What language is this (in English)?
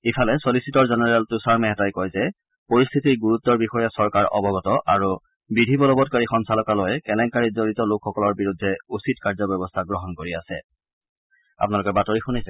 Assamese